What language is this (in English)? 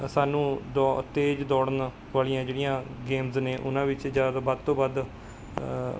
Punjabi